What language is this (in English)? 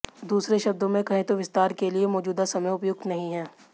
Hindi